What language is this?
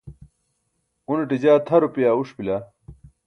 Burushaski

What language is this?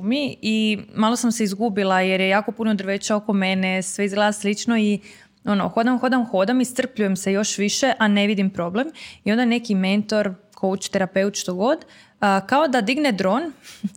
Croatian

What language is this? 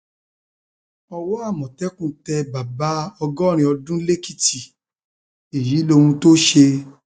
Yoruba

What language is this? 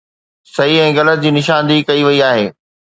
Sindhi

